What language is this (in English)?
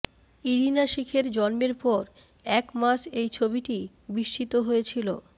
Bangla